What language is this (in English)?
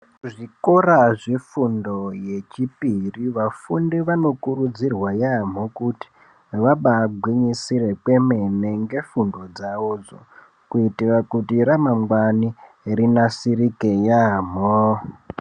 Ndau